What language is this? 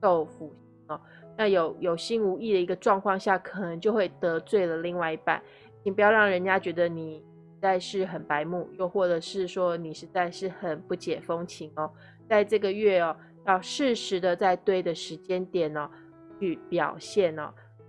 Chinese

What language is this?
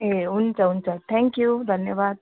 Nepali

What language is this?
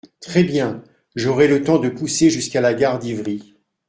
French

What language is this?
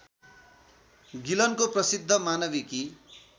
Nepali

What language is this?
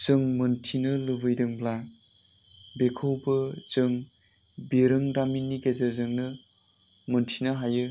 Bodo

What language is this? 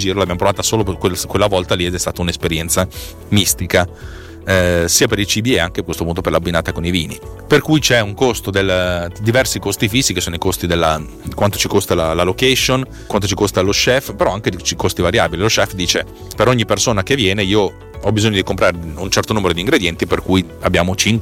Italian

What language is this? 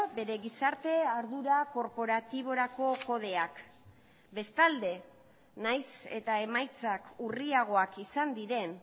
Basque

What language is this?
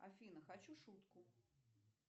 Russian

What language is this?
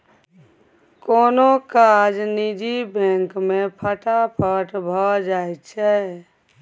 Maithili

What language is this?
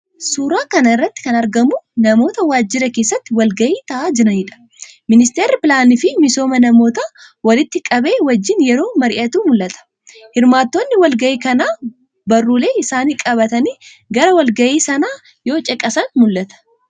Oromo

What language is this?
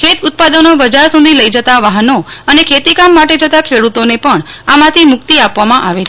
Gujarati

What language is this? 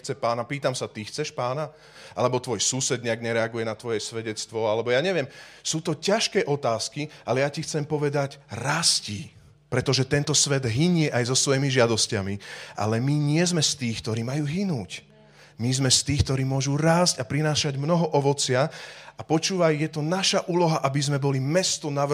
Slovak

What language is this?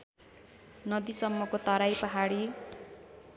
Nepali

